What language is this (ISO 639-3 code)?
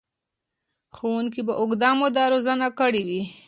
pus